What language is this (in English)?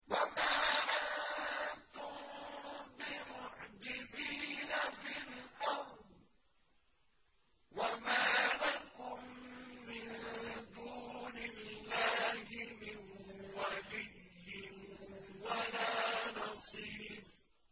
Arabic